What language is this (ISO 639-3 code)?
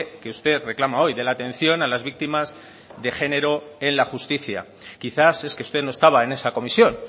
spa